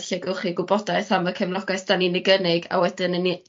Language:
Welsh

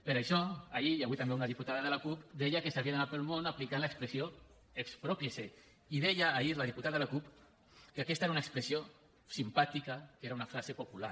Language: Catalan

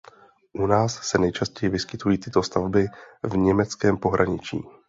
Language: Czech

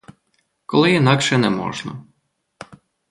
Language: Ukrainian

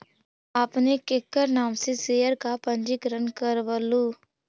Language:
Magahi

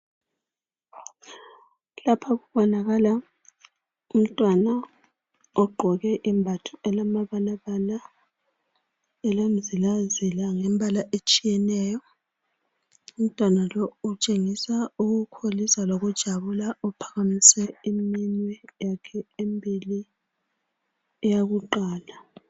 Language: North Ndebele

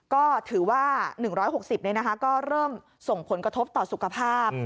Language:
Thai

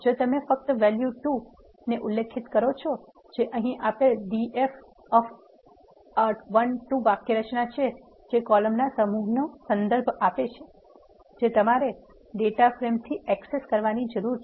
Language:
Gujarati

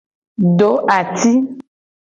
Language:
Gen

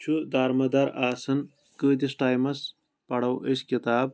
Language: Kashmiri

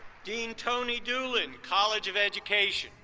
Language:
English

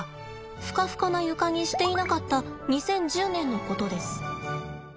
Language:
Japanese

